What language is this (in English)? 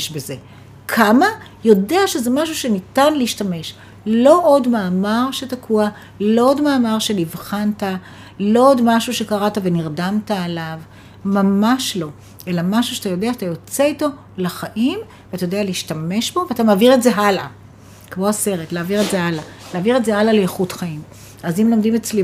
Hebrew